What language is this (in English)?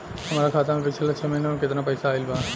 Bhojpuri